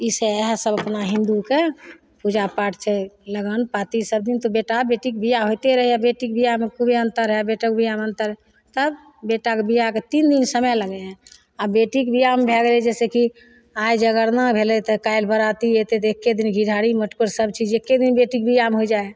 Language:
Maithili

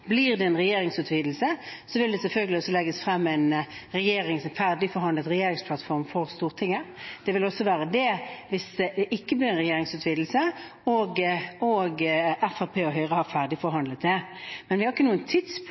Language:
Norwegian Bokmål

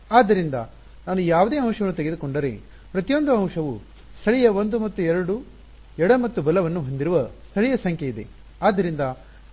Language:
Kannada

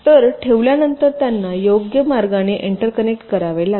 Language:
Marathi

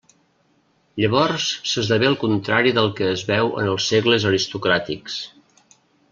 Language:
Catalan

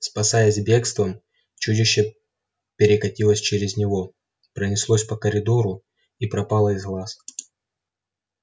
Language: Russian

